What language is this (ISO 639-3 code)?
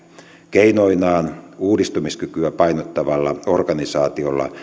fin